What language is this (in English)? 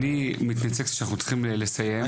Hebrew